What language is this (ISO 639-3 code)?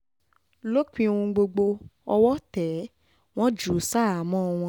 yor